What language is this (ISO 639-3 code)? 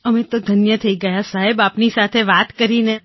guj